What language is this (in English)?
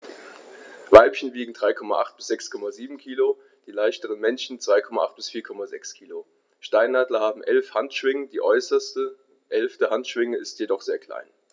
German